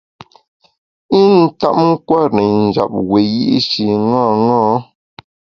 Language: Bamun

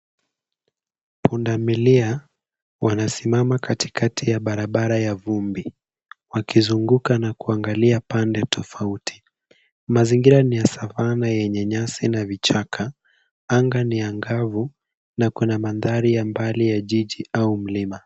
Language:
Swahili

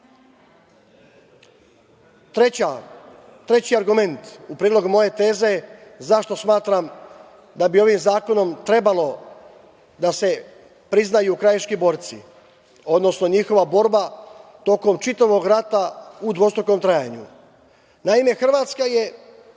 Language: Serbian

